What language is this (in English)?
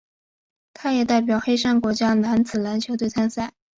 Chinese